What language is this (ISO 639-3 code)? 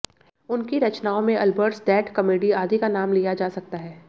hin